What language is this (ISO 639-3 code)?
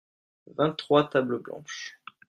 fra